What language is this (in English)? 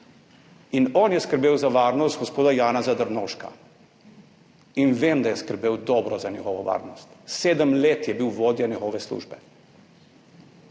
Slovenian